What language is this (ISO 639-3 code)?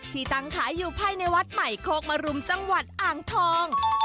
tha